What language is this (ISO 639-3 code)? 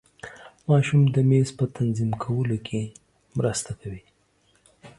pus